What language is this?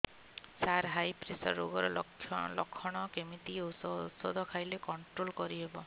Odia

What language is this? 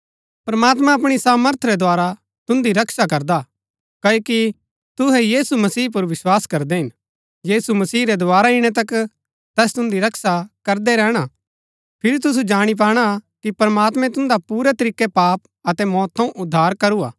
Gaddi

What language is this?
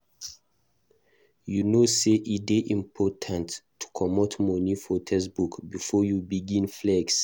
Nigerian Pidgin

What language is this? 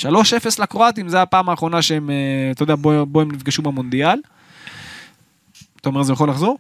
Hebrew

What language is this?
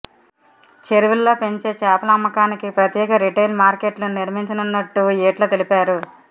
Telugu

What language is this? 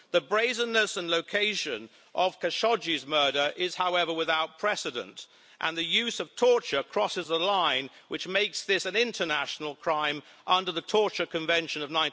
English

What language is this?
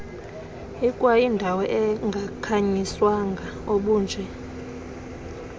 Xhosa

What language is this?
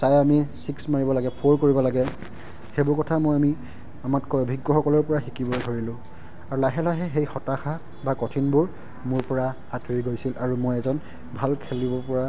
Assamese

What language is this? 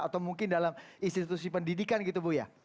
Indonesian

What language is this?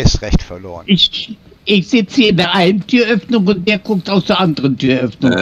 German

